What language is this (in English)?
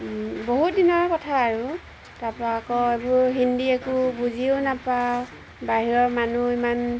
Assamese